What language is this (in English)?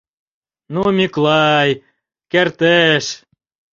Mari